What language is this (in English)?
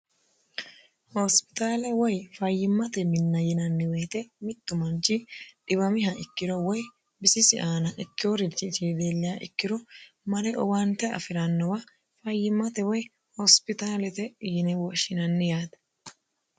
Sidamo